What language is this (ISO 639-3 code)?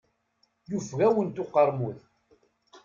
kab